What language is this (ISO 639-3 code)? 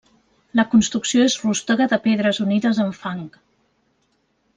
cat